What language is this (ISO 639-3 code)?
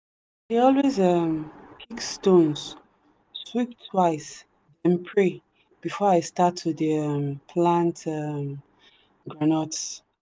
pcm